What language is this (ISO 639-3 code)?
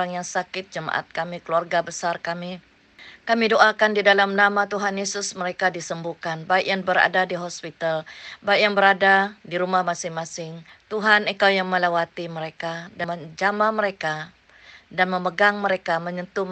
msa